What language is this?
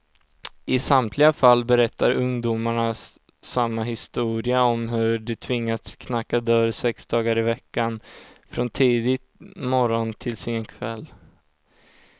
Swedish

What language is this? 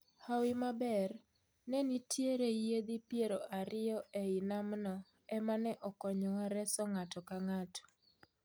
Luo (Kenya and Tanzania)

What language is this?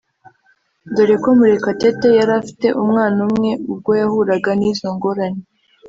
Kinyarwanda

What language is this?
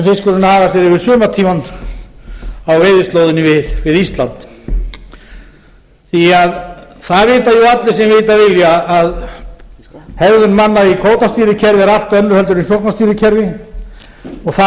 Icelandic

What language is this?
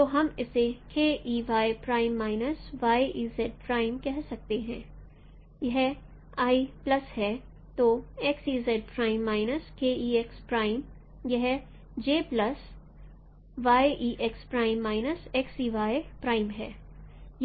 Hindi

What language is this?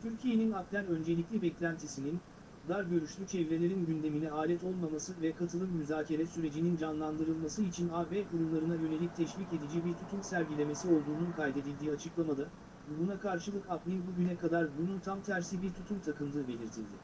Turkish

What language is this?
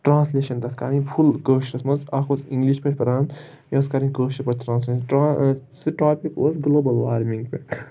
Kashmiri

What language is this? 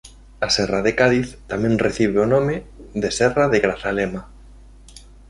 Galician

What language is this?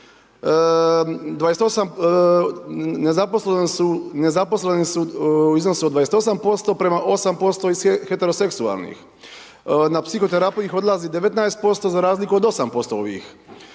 Croatian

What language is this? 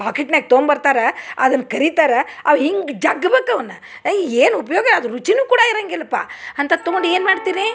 Kannada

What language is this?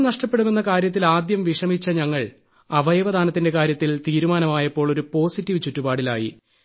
Malayalam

